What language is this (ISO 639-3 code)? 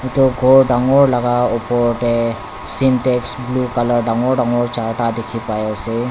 nag